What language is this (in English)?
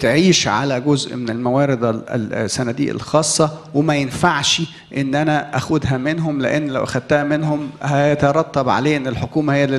Arabic